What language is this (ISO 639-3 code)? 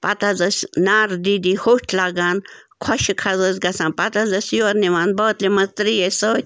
kas